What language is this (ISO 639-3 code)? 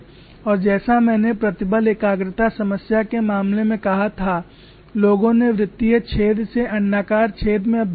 hin